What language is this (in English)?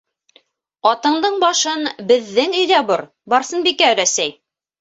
Bashkir